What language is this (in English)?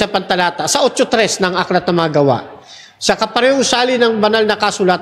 Filipino